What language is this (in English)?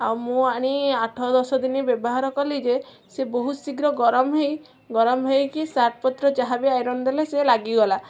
Odia